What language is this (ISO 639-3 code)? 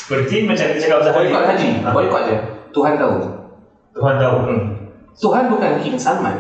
msa